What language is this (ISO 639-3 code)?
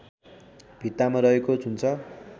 nep